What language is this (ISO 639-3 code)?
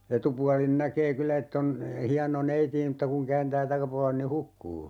fin